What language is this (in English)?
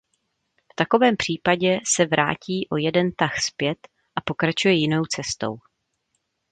Czech